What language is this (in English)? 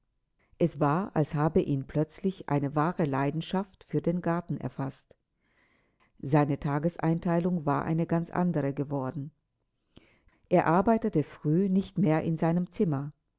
German